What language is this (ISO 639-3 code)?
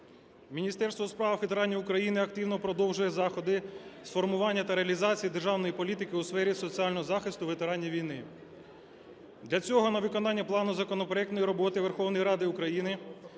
ukr